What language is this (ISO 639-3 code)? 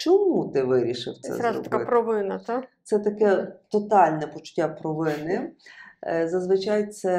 ukr